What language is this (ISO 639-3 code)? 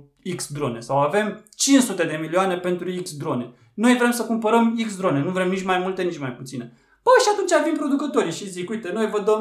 ron